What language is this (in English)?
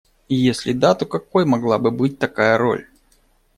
Russian